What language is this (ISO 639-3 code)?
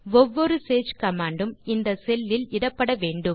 tam